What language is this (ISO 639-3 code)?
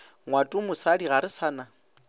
nso